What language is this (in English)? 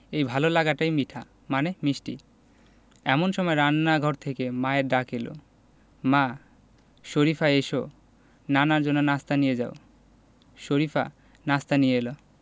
Bangla